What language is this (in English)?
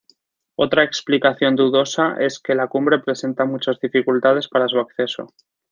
Spanish